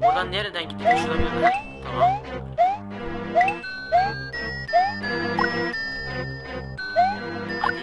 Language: Turkish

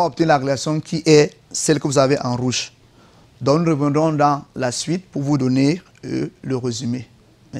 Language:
French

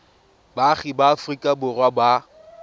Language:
Tswana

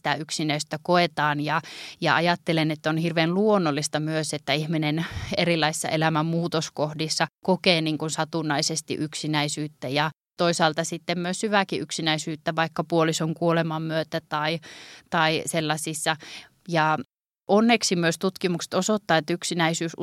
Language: Finnish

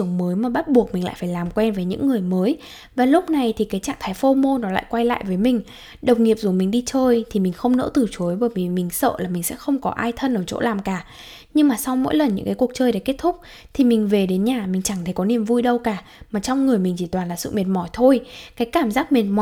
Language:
Vietnamese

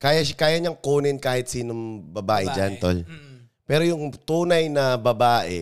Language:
Filipino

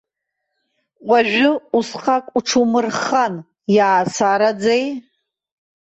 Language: Abkhazian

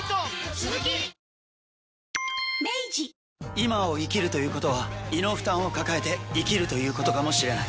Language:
Japanese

